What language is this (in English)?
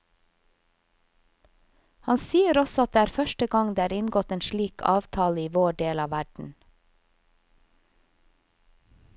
Norwegian